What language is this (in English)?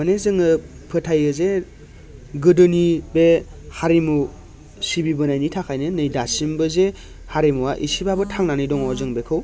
Bodo